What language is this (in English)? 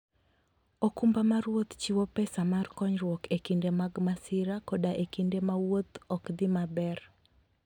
Luo (Kenya and Tanzania)